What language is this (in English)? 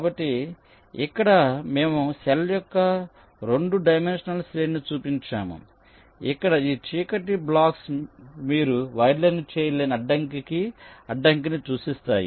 Telugu